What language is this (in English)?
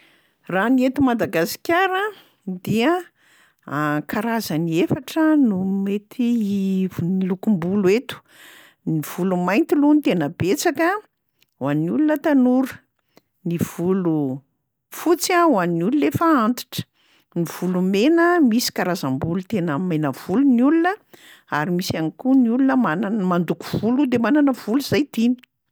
Malagasy